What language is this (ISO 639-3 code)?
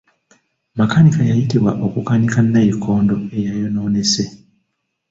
lug